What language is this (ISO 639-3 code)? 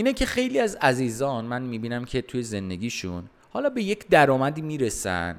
fas